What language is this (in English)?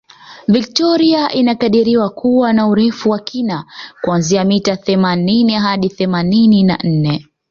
Swahili